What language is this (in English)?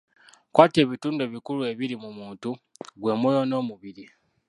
Ganda